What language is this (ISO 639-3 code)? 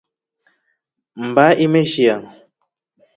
rof